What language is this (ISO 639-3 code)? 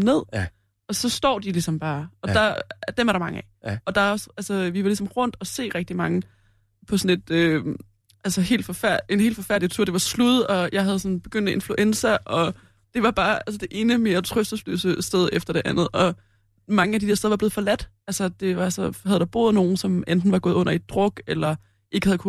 dan